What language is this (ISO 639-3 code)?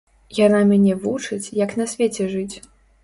bel